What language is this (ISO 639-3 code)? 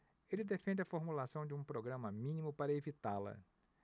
por